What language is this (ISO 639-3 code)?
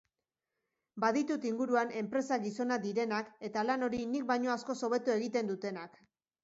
eus